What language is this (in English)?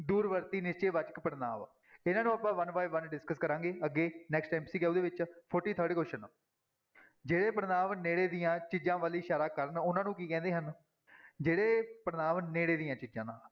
Punjabi